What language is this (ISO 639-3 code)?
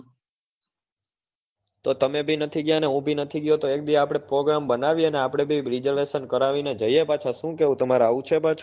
guj